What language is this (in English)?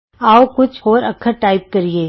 Punjabi